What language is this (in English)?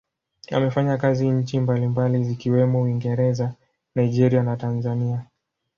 Swahili